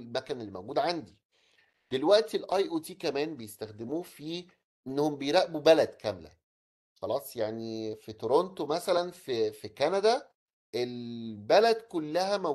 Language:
Arabic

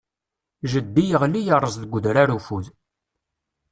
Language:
Kabyle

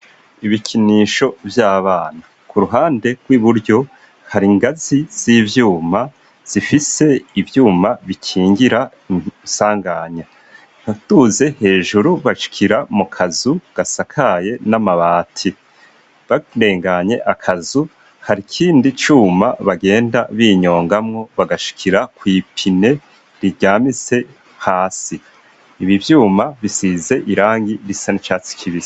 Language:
Rundi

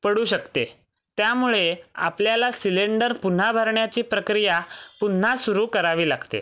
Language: Marathi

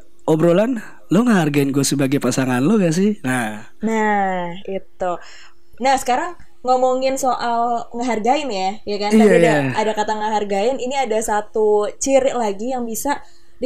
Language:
Indonesian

